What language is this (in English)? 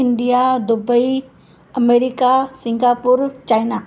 Sindhi